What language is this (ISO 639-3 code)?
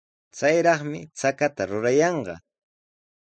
qws